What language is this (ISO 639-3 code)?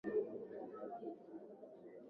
swa